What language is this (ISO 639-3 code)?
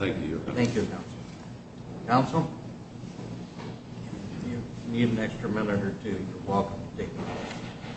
eng